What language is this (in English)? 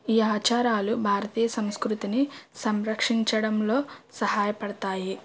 Telugu